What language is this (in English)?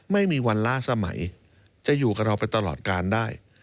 Thai